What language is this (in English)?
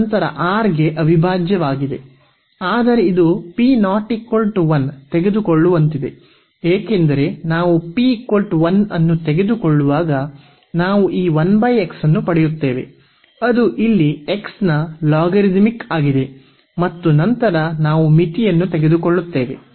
Kannada